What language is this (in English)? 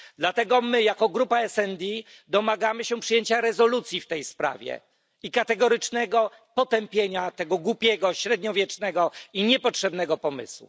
Polish